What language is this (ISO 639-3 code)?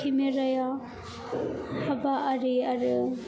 brx